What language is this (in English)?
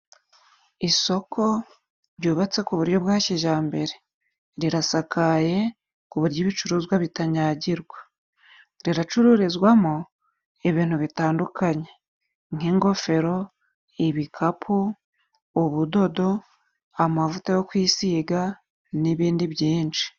Kinyarwanda